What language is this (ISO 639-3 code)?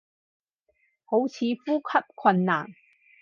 yue